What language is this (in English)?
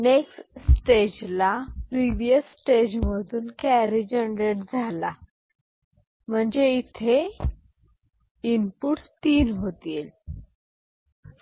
Marathi